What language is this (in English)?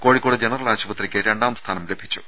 Malayalam